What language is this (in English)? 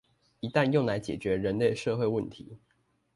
Chinese